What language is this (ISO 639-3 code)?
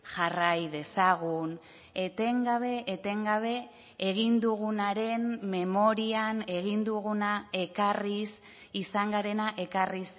eus